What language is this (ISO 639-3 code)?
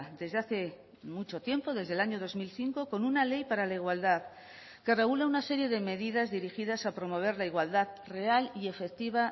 spa